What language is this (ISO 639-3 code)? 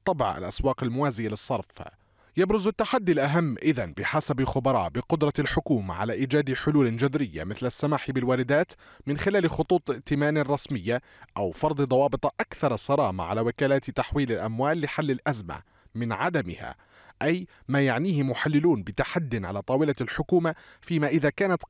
ara